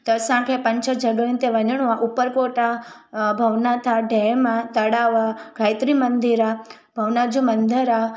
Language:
Sindhi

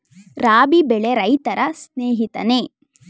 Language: Kannada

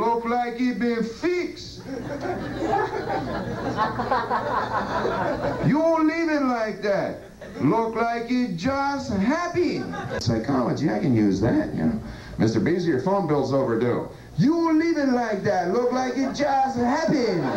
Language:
English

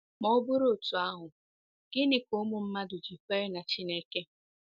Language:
Igbo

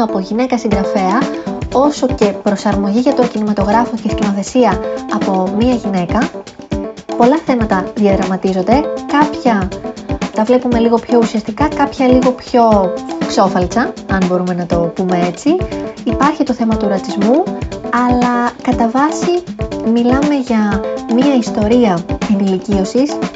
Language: Greek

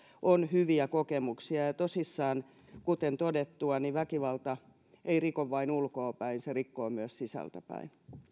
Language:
Finnish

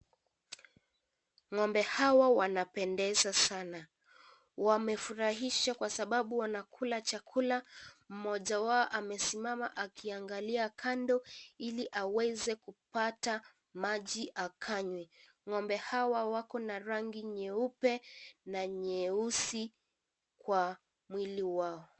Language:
Swahili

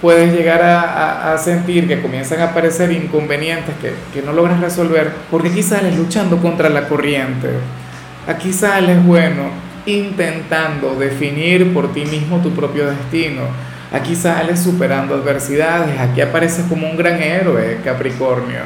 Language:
Spanish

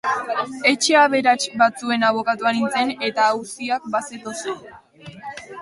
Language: Basque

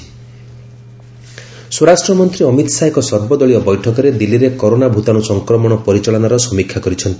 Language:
Odia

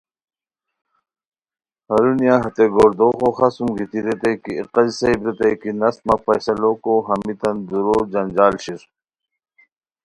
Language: Khowar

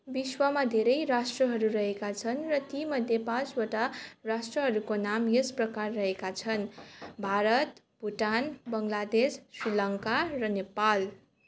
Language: Nepali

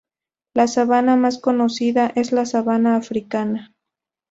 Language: Spanish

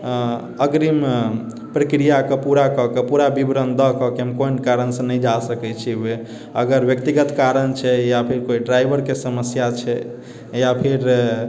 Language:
Maithili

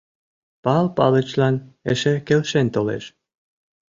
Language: Mari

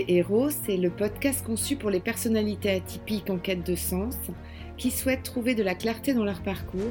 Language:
French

